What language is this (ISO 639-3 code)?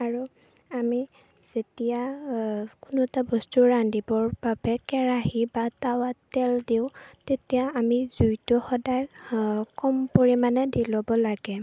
asm